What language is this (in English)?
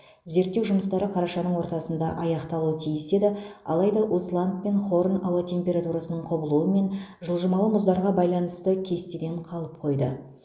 Kazakh